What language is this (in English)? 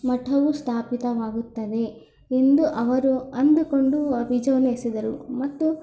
Kannada